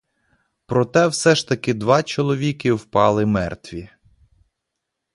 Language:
Ukrainian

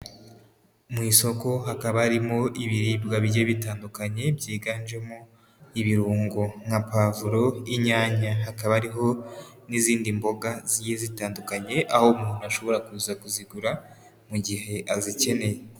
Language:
Kinyarwanda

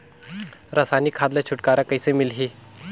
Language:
Chhattisgarhi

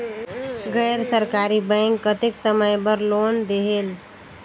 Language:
Chhattisgarhi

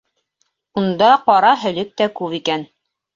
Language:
Bashkir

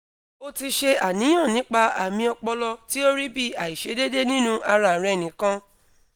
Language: Yoruba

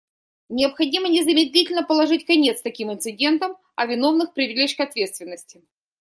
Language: Russian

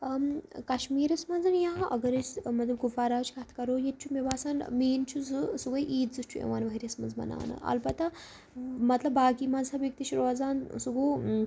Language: Kashmiri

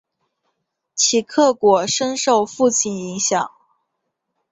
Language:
Chinese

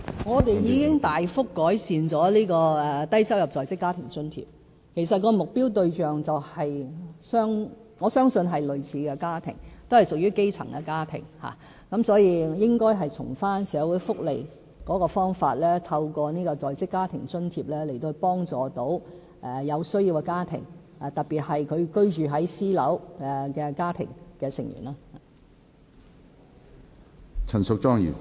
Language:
Cantonese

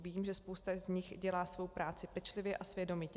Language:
Czech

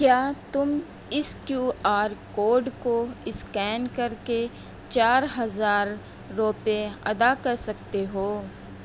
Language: Urdu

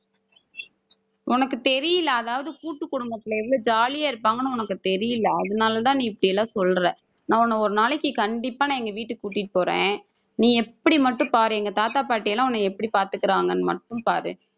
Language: Tamil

